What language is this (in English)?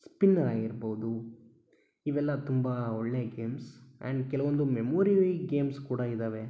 Kannada